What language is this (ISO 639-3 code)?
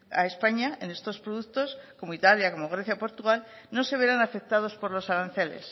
spa